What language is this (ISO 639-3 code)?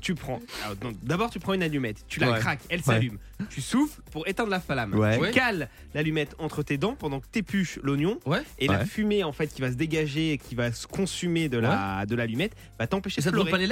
fra